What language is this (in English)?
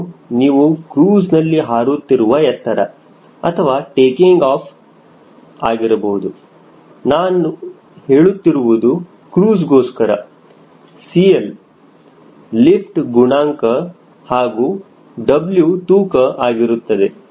Kannada